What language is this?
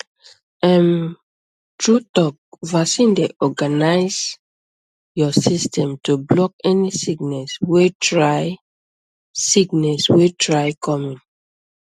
Nigerian Pidgin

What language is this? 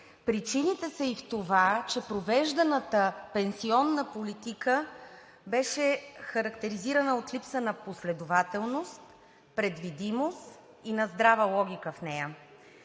Bulgarian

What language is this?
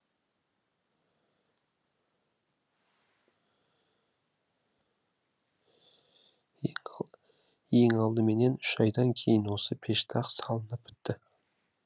Kazakh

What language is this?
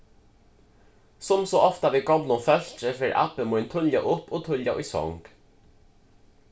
Faroese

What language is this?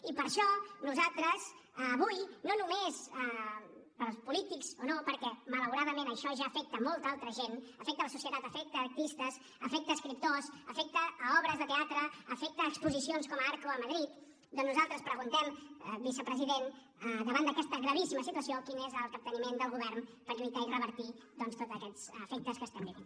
Catalan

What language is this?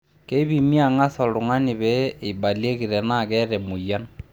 Masai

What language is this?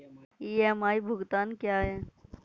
Hindi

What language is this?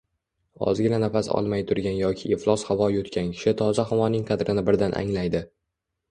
Uzbek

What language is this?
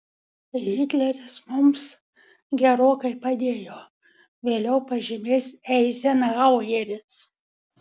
Lithuanian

